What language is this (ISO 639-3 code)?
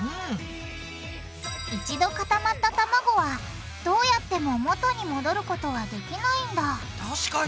jpn